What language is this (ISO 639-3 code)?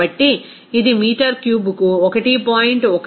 tel